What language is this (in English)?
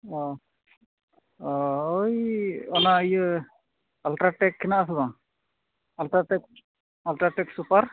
Santali